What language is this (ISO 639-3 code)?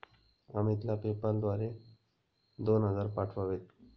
mar